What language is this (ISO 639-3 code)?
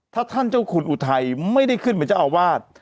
tha